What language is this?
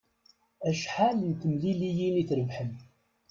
Kabyle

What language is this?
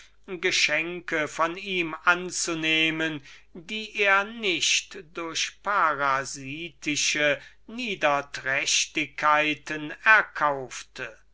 German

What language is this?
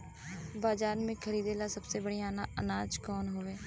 Bhojpuri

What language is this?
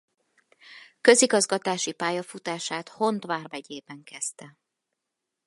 Hungarian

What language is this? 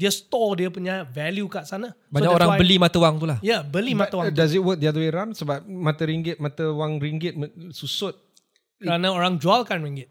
Malay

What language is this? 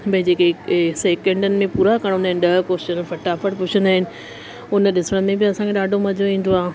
Sindhi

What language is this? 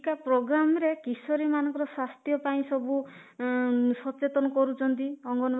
Odia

